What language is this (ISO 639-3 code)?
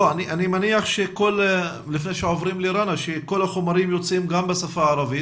heb